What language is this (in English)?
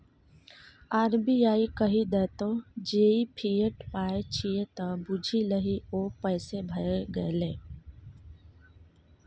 Maithili